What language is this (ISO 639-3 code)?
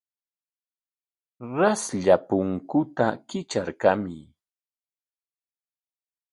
qwa